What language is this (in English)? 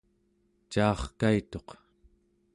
Central Yupik